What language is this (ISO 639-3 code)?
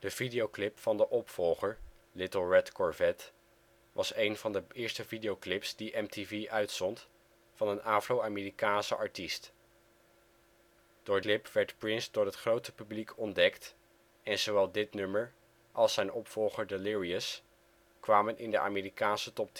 nld